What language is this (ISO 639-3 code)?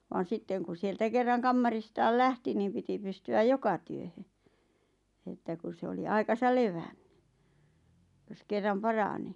fin